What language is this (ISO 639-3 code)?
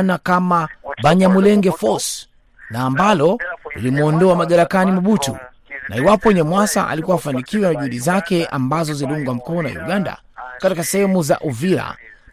swa